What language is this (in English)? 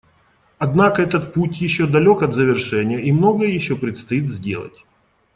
Russian